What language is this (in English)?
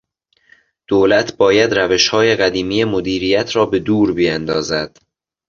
Persian